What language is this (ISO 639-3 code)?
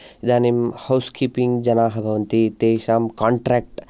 san